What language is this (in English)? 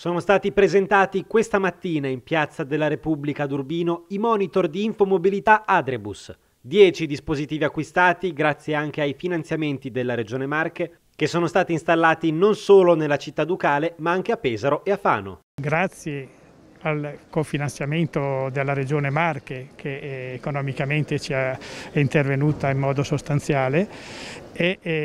Italian